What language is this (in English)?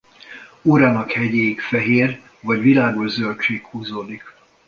Hungarian